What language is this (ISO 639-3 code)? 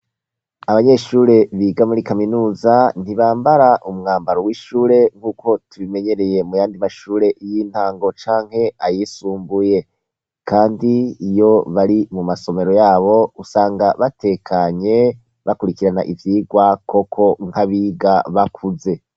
run